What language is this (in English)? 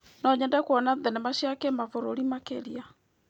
Kikuyu